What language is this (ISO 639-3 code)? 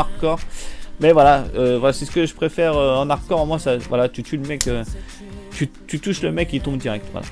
fra